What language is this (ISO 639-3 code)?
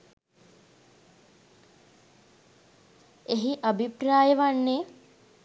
sin